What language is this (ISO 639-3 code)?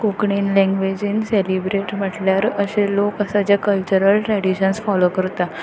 kok